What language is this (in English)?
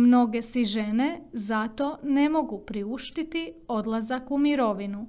Croatian